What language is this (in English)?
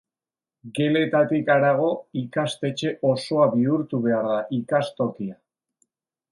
Basque